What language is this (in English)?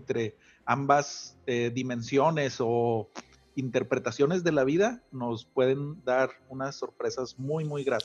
Spanish